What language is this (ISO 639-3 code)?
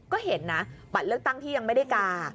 tha